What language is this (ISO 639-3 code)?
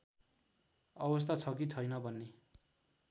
nep